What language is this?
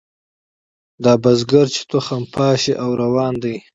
Pashto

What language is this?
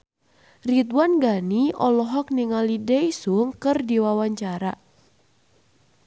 Sundanese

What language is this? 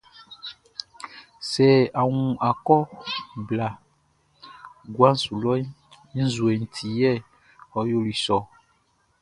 Baoulé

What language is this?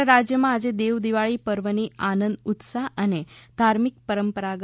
Gujarati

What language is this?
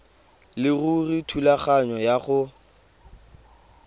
Tswana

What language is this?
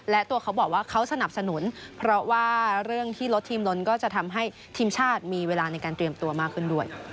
Thai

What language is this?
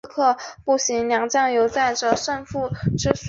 Chinese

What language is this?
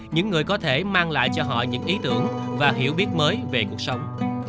Vietnamese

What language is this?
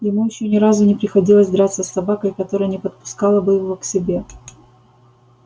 Russian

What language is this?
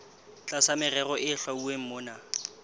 Southern Sotho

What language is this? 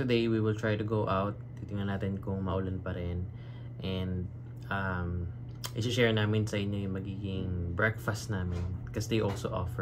Filipino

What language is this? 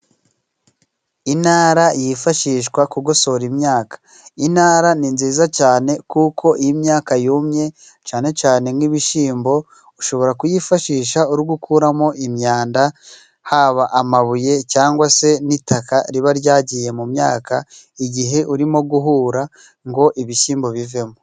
Kinyarwanda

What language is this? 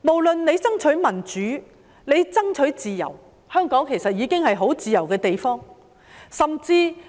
Cantonese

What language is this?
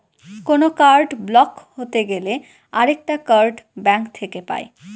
Bangla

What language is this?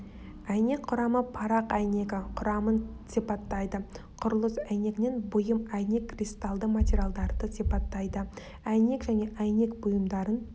Kazakh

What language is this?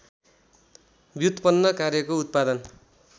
Nepali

